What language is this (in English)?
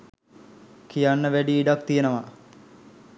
Sinhala